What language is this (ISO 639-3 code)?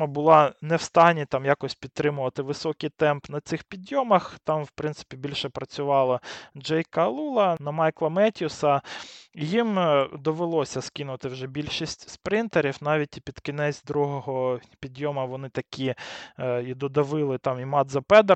ukr